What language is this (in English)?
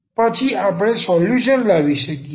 Gujarati